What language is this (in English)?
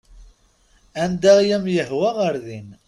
Kabyle